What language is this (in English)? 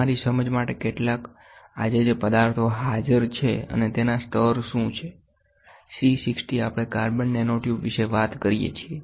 Gujarati